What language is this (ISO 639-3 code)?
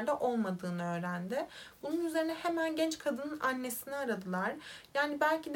tur